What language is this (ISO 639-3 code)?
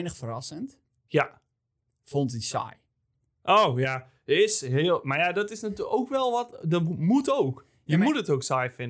nld